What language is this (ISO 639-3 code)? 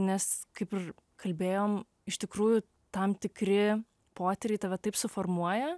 lit